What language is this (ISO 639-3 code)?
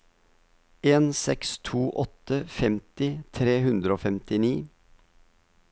nor